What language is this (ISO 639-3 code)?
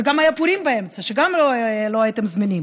heb